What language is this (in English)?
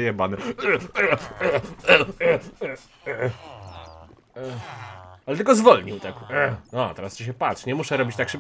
Polish